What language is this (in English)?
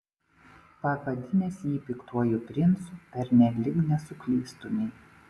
Lithuanian